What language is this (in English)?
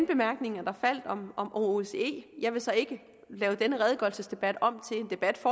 Danish